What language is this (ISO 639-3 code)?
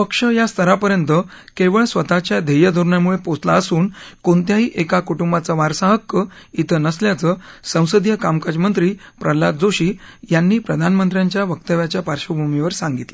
mar